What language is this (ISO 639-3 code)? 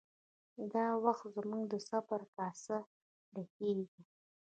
pus